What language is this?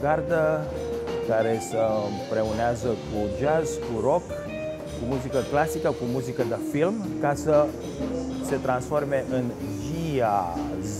Romanian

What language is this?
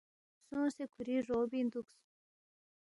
Balti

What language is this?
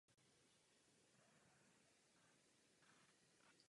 Czech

